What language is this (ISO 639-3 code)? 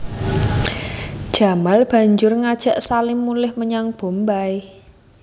jav